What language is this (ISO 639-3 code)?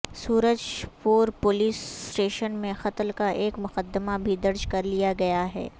urd